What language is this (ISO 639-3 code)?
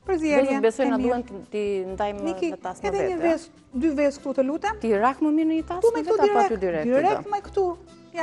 ron